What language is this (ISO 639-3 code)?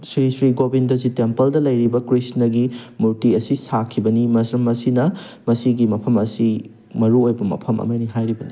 mni